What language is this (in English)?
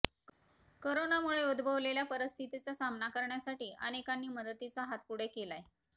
Marathi